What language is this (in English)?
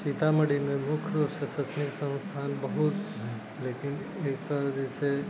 Maithili